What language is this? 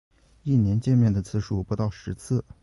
Chinese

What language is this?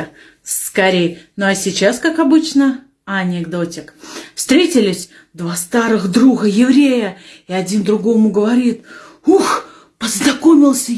Russian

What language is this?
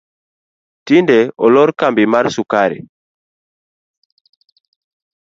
Luo (Kenya and Tanzania)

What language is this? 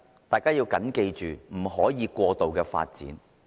Cantonese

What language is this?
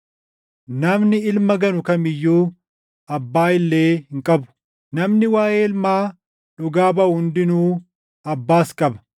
Oromo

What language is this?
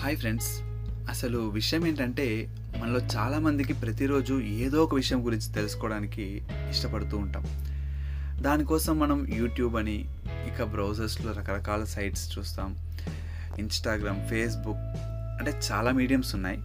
Telugu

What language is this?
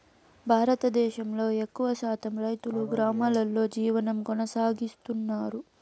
Telugu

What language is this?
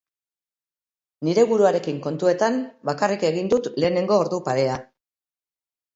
Basque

